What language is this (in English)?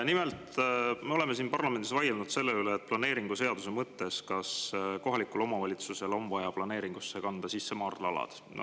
Estonian